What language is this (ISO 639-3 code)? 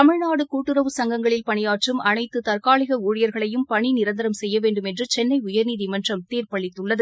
tam